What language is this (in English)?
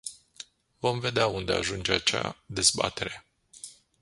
Romanian